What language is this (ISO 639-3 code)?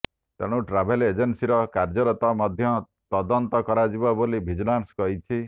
ori